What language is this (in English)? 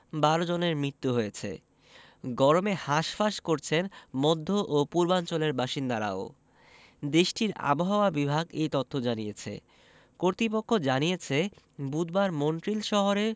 Bangla